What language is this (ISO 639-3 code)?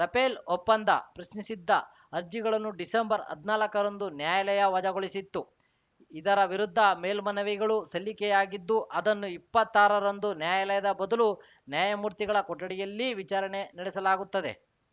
kan